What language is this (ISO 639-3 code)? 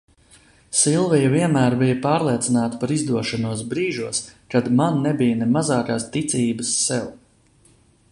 lav